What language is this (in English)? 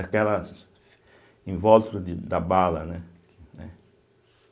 Portuguese